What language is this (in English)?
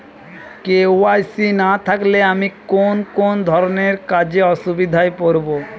Bangla